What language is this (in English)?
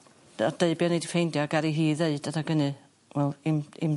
Welsh